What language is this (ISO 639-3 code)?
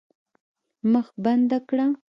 pus